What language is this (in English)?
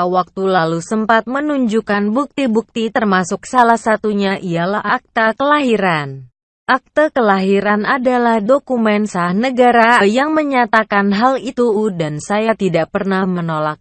Indonesian